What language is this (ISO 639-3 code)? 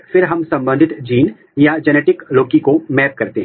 hin